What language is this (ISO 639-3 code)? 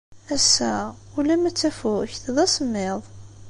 kab